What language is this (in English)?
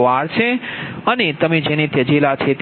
Gujarati